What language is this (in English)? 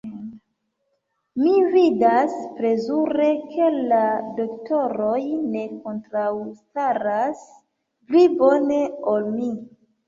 Esperanto